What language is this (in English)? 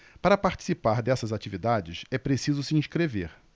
Portuguese